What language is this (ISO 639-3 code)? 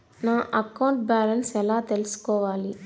tel